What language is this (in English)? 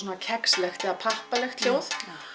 Icelandic